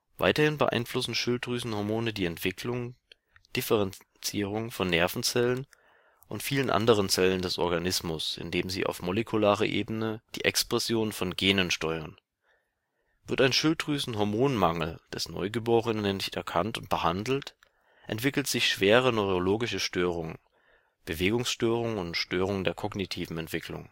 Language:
German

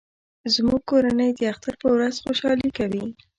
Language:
Pashto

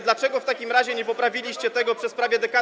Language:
Polish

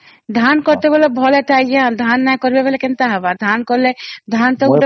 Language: Odia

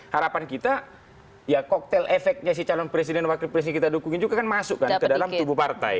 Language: Indonesian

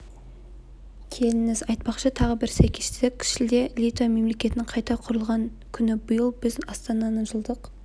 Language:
Kazakh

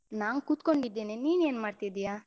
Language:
Kannada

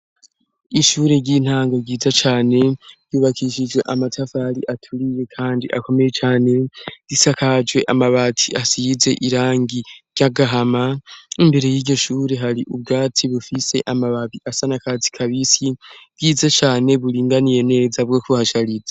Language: Rundi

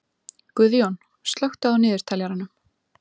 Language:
Icelandic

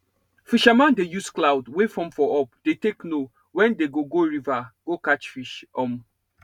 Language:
Nigerian Pidgin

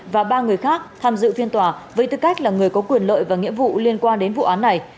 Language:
Vietnamese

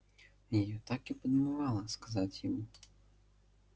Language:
Russian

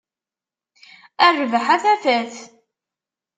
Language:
Kabyle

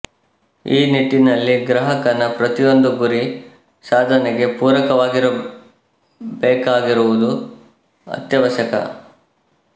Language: Kannada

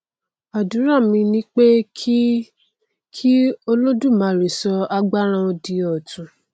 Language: Yoruba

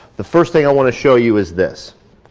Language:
English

